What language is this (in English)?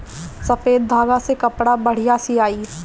Bhojpuri